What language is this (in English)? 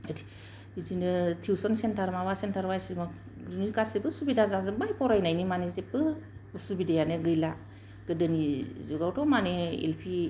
Bodo